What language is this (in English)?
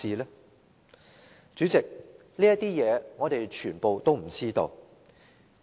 Cantonese